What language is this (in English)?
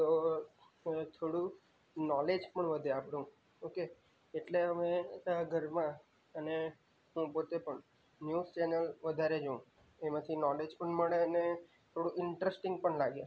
Gujarati